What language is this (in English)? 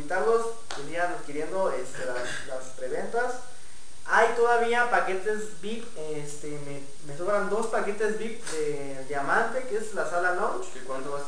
Spanish